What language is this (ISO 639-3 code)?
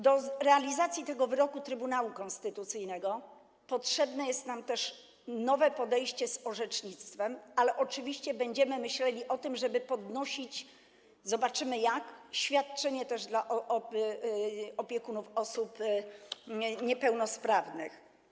pol